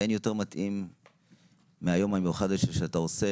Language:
Hebrew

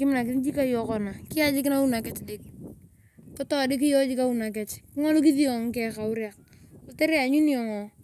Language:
Turkana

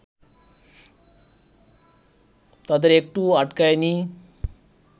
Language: Bangla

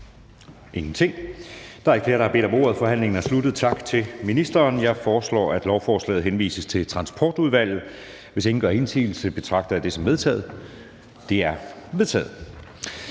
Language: Danish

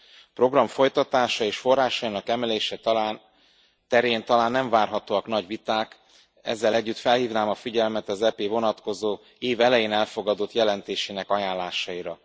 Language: Hungarian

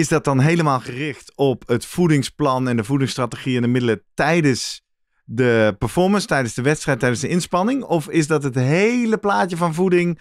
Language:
Dutch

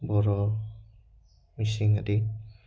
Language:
Assamese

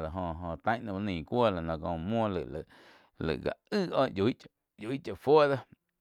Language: Quiotepec Chinantec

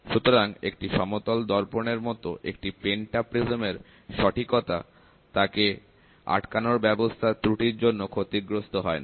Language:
Bangla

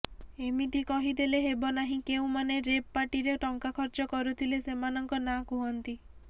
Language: Odia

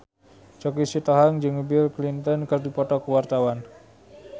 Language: Sundanese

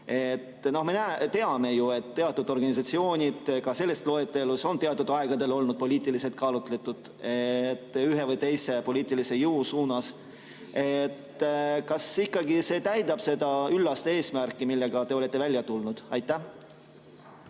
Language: Estonian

